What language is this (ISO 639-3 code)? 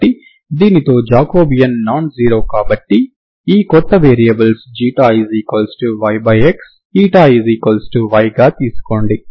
tel